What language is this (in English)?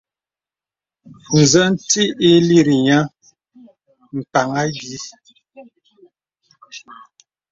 Bebele